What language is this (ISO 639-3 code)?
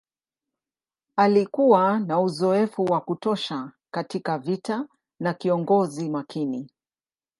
swa